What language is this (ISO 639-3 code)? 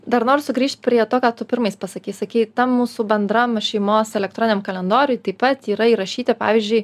lit